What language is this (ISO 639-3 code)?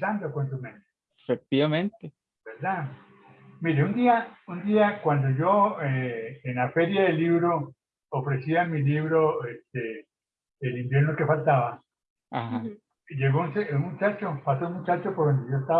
spa